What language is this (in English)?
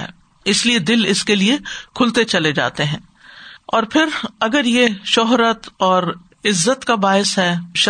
Urdu